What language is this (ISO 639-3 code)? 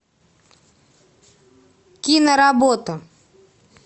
rus